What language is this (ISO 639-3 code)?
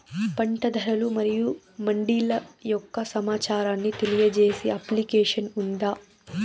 tel